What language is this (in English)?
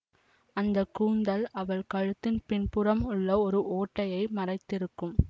Tamil